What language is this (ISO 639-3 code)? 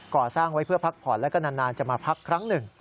tha